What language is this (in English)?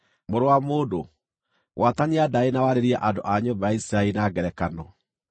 Kikuyu